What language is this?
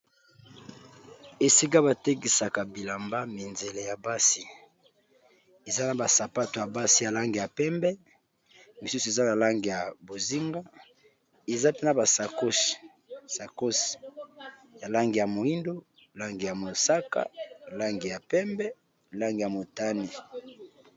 Lingala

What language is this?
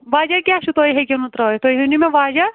Kashmiri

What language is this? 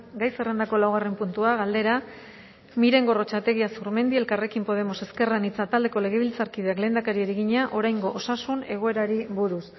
Basque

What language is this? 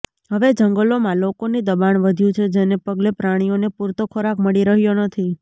Gujarati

